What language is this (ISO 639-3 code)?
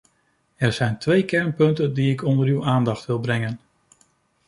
nld